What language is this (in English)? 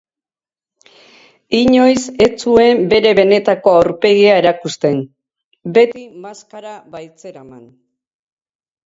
Basque